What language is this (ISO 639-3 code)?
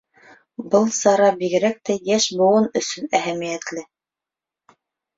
bak